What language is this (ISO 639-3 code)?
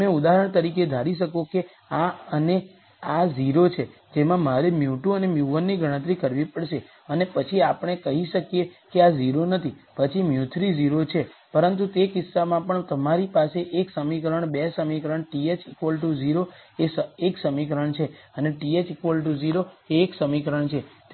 guj